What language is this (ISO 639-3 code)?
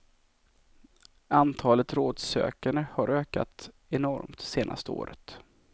swe